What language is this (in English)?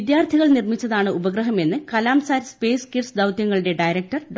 Malayalam